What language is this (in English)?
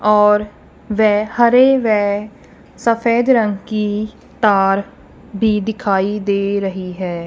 Hindi